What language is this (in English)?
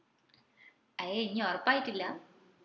Malayalam